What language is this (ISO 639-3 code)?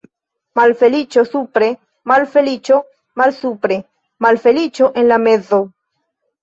epo